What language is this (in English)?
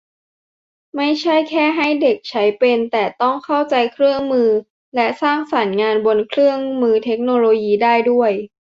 Thai